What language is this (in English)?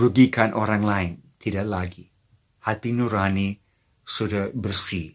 Indonesian